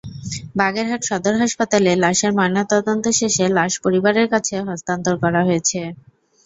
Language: Bangla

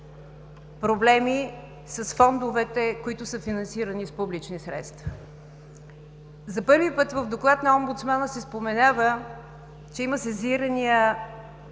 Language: Bulgarian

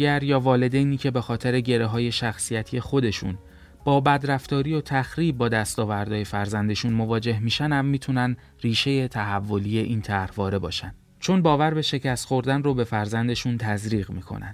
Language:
Persian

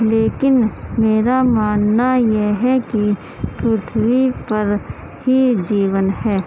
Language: Urdu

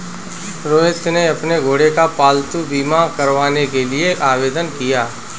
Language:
Hindi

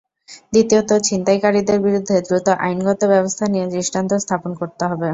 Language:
Bangla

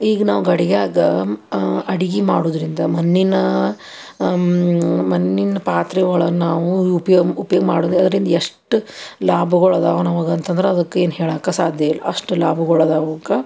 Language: Kannada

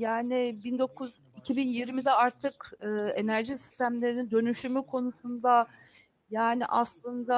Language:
Turkish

